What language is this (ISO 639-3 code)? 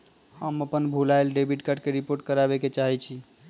mag